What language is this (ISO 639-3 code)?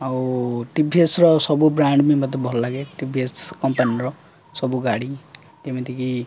ori